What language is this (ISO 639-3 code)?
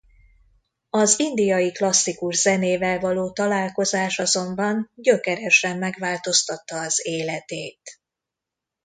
hun